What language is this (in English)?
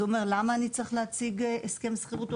Hebrew